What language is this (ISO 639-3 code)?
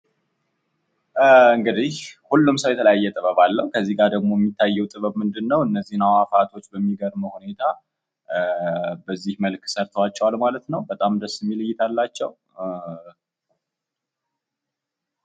amh